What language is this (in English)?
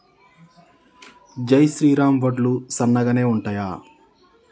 Telugu